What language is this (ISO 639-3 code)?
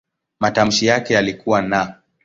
swa